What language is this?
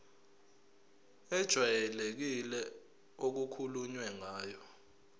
Zulu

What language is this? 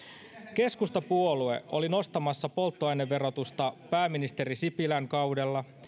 Finnish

